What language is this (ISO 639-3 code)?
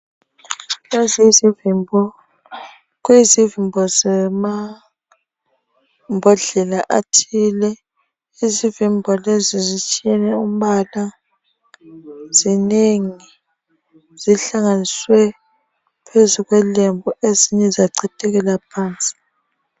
nde